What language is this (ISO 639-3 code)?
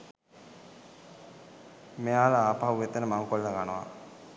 sin